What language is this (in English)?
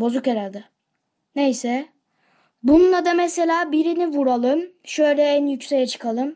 Turkish